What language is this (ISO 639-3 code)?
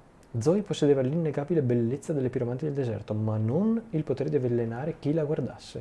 ita